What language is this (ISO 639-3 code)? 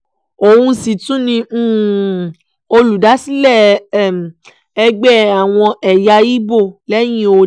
yor